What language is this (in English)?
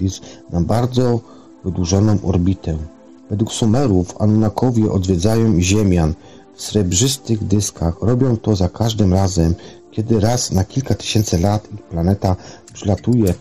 Polish